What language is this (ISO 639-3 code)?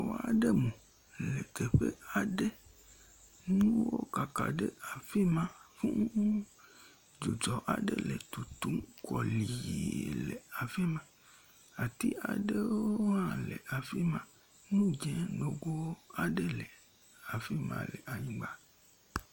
ewe